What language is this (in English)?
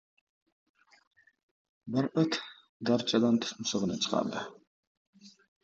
Uzbek